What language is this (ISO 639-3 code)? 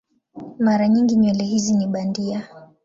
swa